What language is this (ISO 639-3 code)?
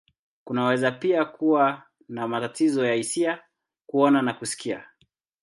swa